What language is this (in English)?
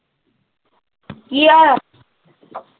Punjabi